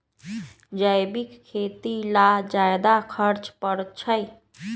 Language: Magahi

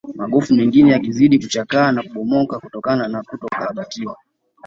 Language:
Swahili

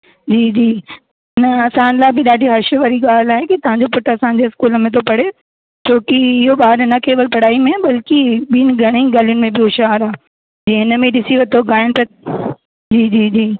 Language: Sindhi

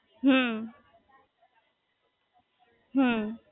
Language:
Gujarati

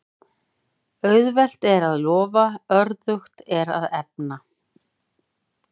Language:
Icelandic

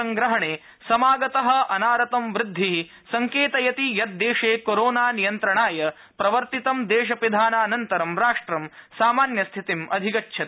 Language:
Sanskrit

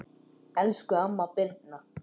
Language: Icelandic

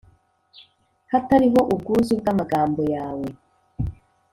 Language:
Kinyarwanda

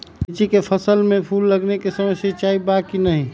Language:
Magahi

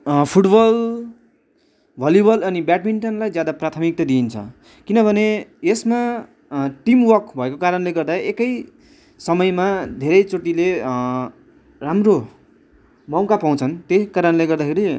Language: Nepali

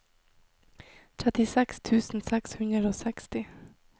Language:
Norwegian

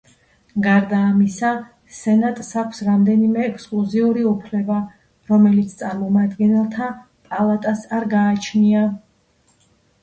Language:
Georgian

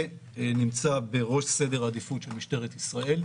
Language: Hebrew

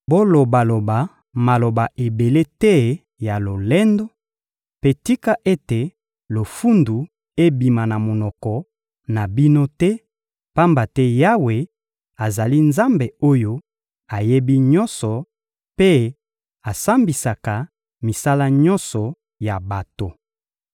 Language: Lingala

